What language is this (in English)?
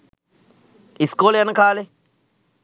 Sinhala